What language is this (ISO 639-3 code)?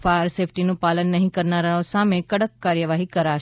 guj